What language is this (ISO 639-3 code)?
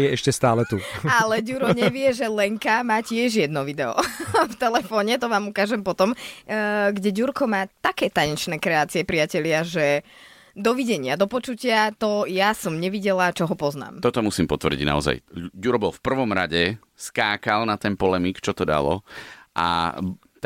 slk